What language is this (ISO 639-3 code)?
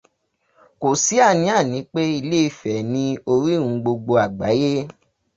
yor